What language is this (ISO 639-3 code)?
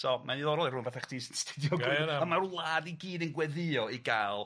cym